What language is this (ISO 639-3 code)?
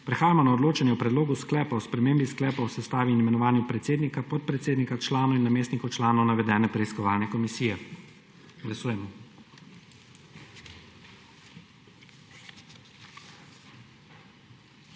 slv